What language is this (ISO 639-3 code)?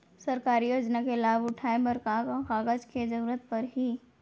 hne